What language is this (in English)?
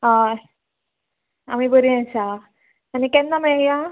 Konkani